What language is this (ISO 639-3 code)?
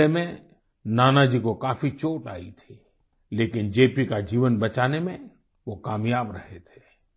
hin